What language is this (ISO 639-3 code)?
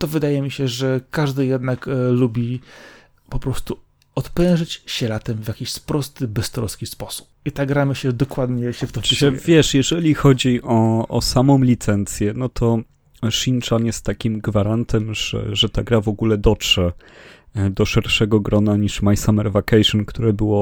pol